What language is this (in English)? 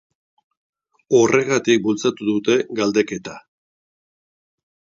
Basque